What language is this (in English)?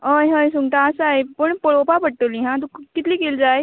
Konkani